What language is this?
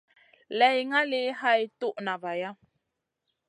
Masana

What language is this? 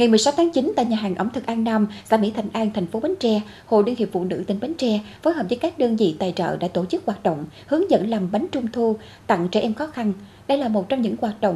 Vietnamese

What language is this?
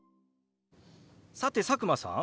Japanese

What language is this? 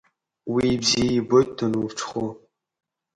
Abkhazian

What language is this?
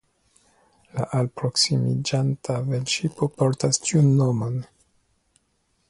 Esperanto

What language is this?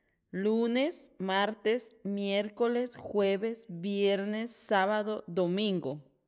Sacapulteco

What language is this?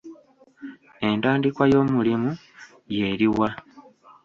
Ganda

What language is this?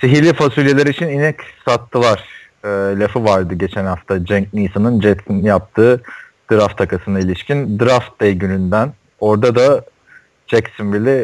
Turkish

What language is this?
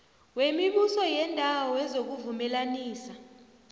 South Ndebele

